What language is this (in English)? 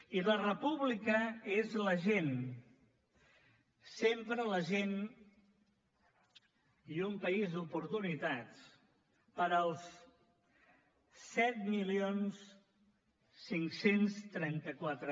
Catalan